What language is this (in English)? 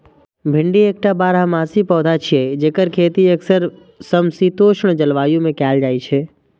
Maithili